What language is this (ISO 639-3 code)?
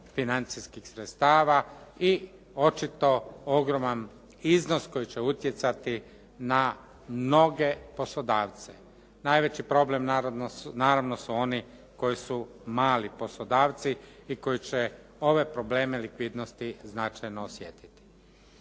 hrv